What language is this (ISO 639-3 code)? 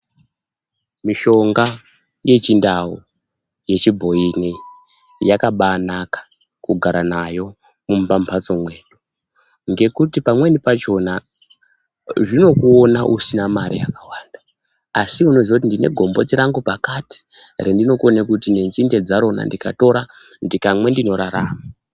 ndc